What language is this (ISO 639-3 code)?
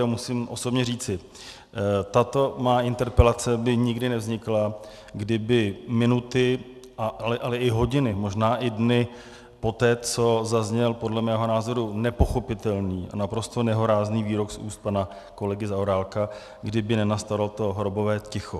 ces